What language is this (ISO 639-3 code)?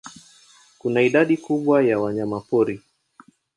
swa